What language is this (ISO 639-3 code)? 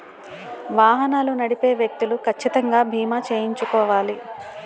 tel